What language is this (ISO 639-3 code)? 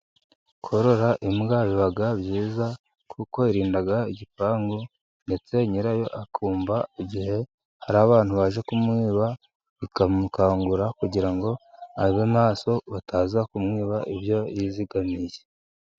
kin